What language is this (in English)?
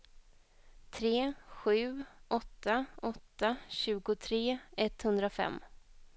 Swedish